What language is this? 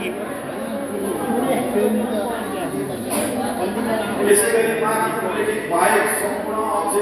Indonesian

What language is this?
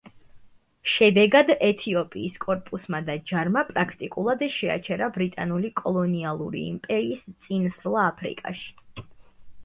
Georgian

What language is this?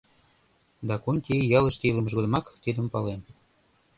Mari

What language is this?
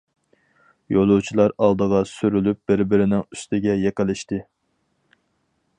Uyghur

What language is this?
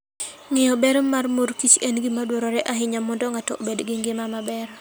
Luo (Kenya and Tanzania)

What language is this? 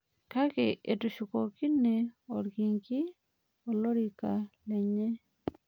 Masai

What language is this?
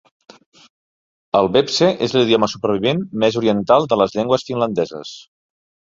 Catalan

